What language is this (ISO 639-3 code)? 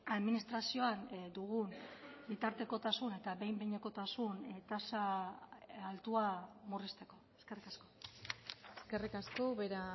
eus